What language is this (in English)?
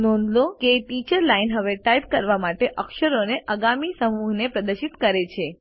Gujarati